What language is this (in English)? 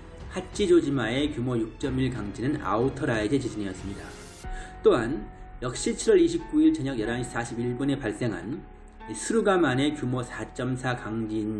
Korean